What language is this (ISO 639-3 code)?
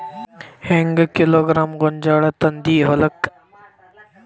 kan